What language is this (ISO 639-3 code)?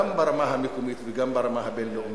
heb